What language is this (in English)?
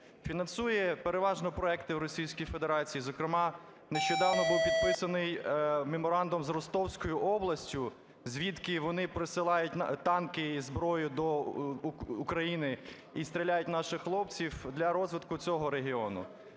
Ukrainian